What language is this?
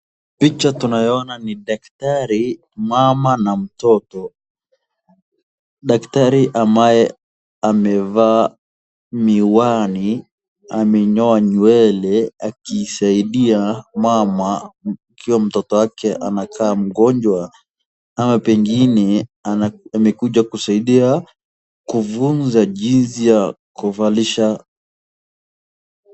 Swahili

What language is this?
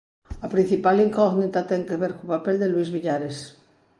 Galician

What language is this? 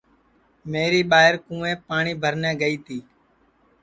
Sansi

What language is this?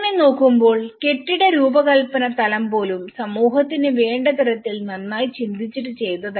Malayalam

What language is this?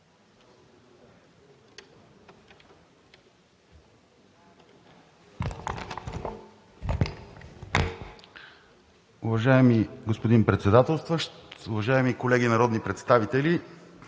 Bulgarian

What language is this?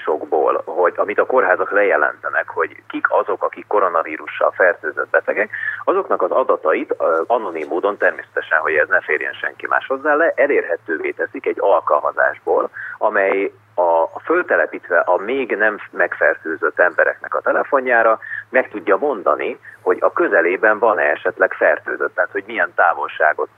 Hungarian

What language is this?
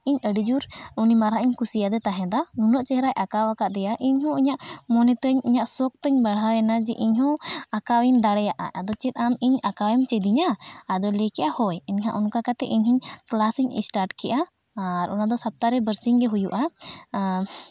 Santali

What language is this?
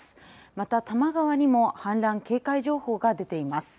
Japanese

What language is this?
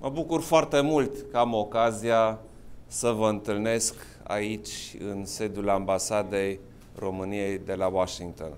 Romanian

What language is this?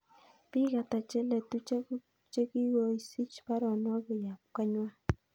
Kalenjin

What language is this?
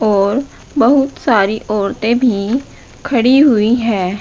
Hindi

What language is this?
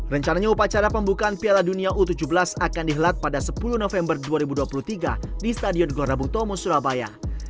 Indonesian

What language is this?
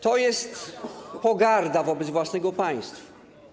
Polish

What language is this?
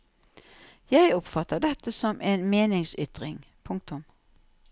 Norwegian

